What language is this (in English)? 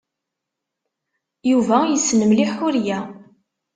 Kabyle